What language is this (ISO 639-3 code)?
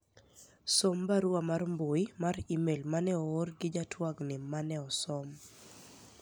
luo